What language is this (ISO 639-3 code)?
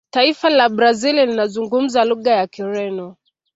swa